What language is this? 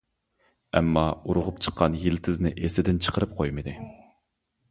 Uyghur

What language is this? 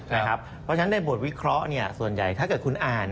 Thai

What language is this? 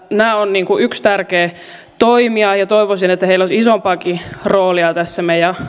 Finnish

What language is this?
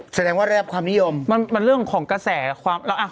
Thai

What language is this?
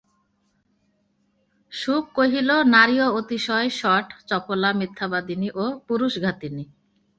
Bangla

